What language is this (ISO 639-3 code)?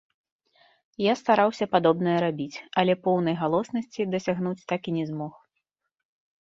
bel